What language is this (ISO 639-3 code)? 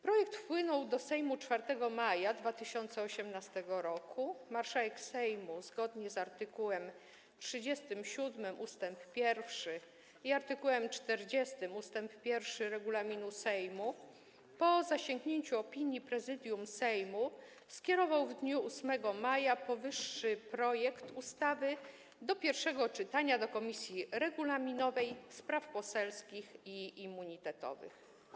pol